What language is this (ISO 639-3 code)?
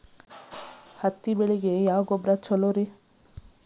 kan